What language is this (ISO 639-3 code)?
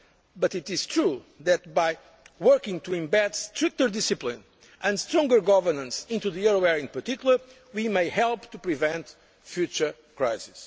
eng